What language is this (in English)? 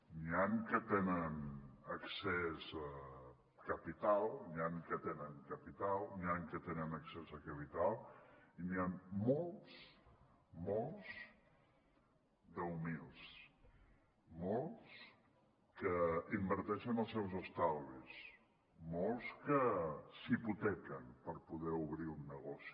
Catalan